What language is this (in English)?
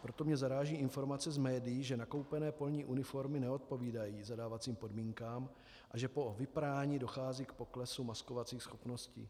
Czech